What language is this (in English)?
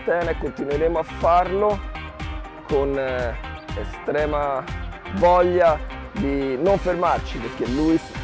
Italian